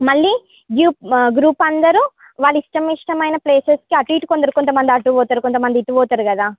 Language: Telugu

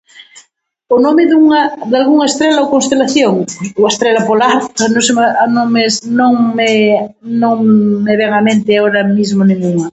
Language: Galician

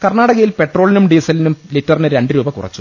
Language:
Malayalam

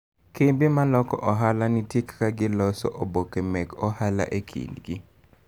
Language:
Luo (Kenya and Tanzania)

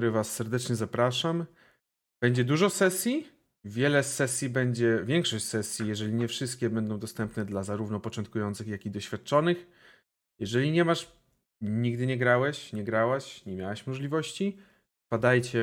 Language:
Polish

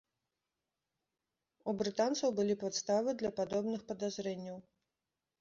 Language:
Belarusian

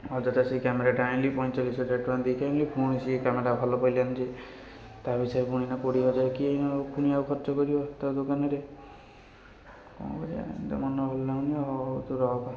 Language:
Odia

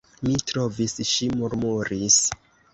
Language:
Esperanto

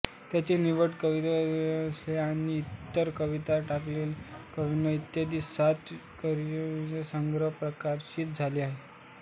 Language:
Marathi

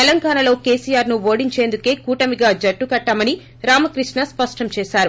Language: Telugu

